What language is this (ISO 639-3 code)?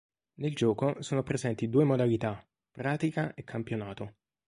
ita